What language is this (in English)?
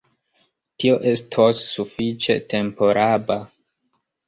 Esperanto